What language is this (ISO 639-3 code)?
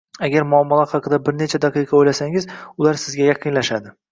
uzb